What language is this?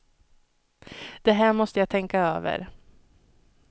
Swedish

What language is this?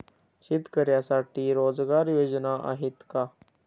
Marathi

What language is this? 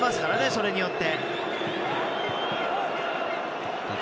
Japanese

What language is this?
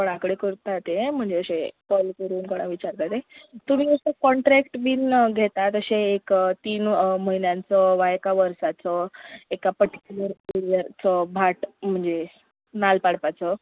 Konkani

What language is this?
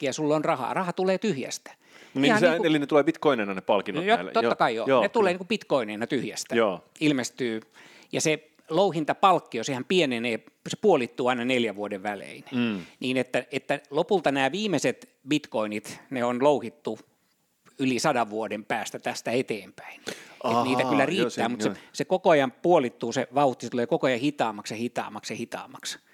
Finnish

